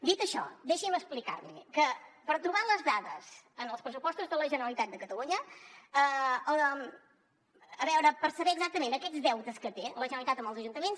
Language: Catalan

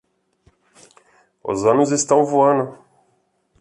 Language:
Portuguese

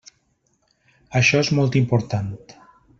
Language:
Catalan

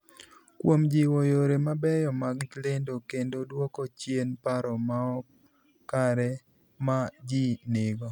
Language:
Luo (Kenya and Tanzania)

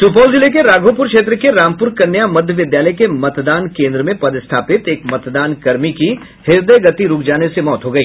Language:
Hindi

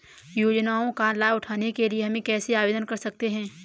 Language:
Hindi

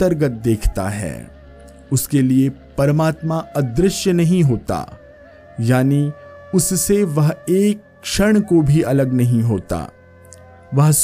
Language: Hindi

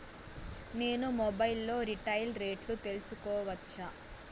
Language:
Telugu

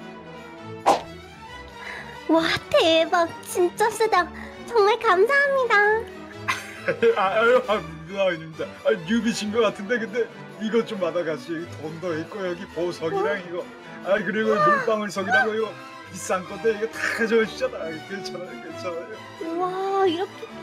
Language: Korean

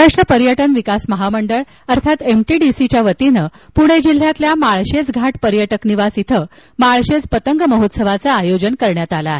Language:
Marathi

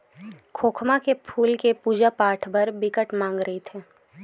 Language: Chhattisgarhi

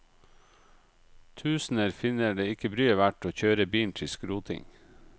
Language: Norwegian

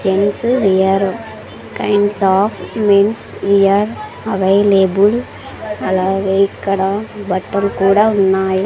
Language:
Telugu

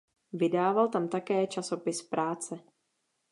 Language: Czech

